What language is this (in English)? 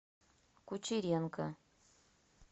Russian